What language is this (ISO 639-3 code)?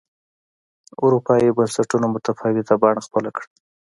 pus